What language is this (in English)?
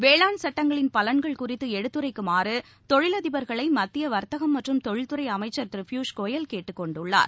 Tamil